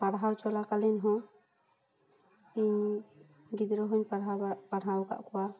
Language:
Santali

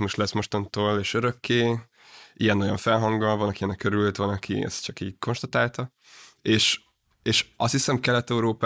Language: Hungarian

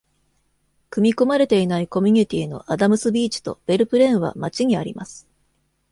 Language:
Japanese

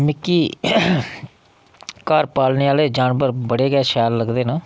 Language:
Dogri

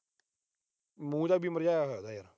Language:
Punjabi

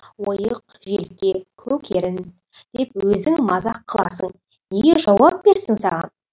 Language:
Kazakh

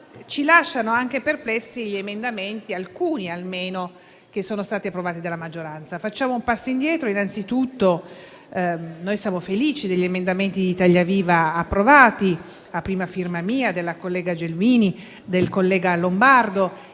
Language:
Italian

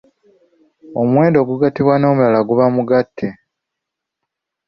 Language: Ganda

